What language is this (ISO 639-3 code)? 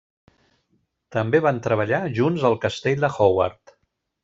cat